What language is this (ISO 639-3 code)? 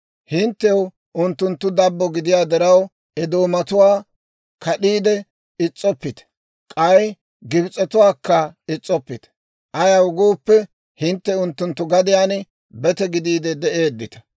dwr